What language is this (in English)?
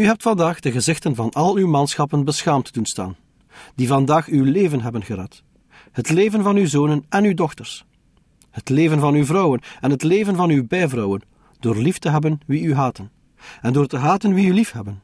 Dutch